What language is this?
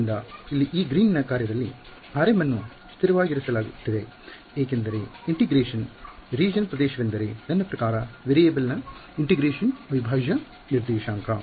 Kannada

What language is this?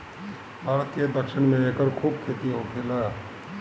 Bhojpuri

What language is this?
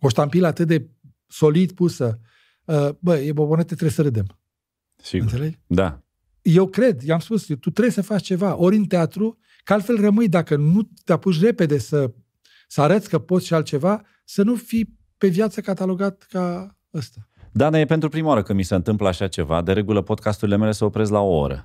Romanian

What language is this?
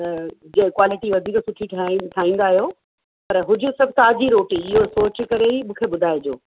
Sindhi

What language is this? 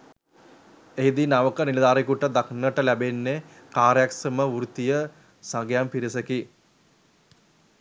Sinhala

